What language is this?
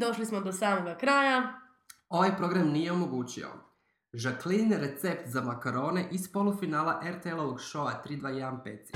Croatian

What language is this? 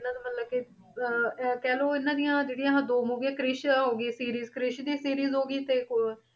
Punjabi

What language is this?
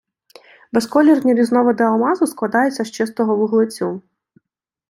Ukrainian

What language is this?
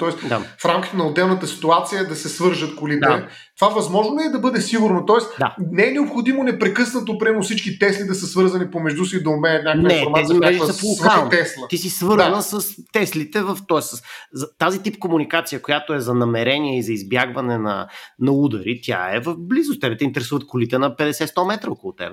Bulgarian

